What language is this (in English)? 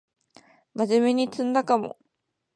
Japanese